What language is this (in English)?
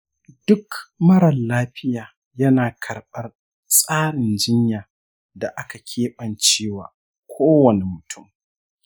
Hausa